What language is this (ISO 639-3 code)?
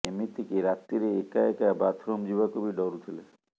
ori